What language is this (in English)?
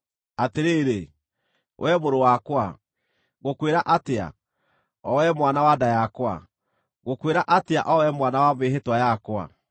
Kikuyu